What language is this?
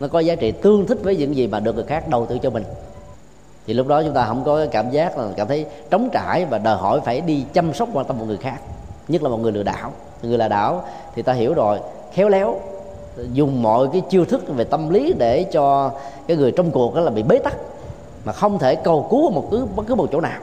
Vietnamese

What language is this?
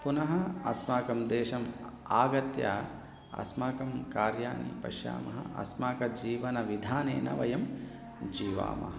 Sanskrit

